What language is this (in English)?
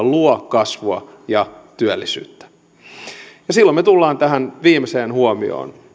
Finnish